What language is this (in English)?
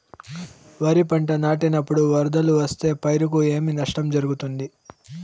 Telugu